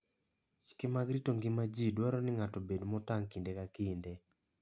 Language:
Luo (Kenya and Tanzania)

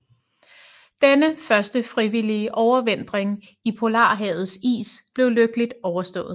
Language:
Danish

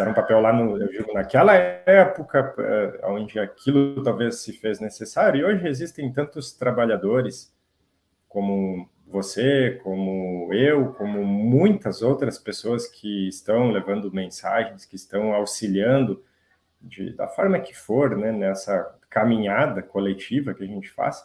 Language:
Portuguese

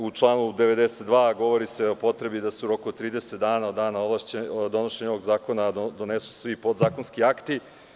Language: Serbian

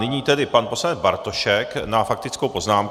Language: Czech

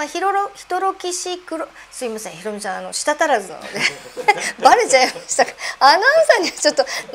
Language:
Japanese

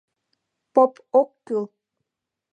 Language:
Mari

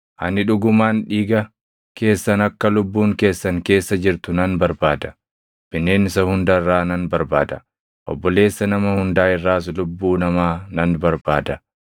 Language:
Oromo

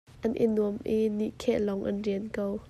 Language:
Hakha Chin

